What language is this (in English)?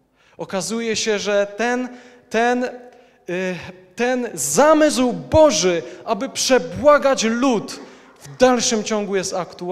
Polish